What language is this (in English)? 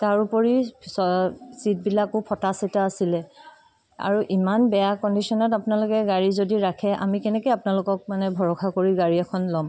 Assamese